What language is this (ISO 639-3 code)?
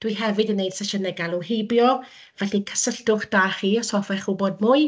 cym